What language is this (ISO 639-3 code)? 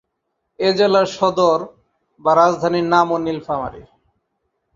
ben